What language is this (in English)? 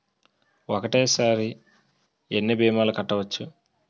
Telugu